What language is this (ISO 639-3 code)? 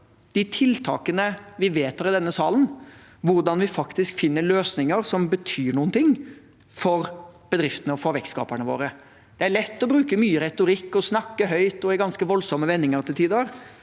nor